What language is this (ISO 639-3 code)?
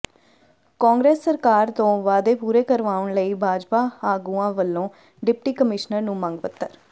pan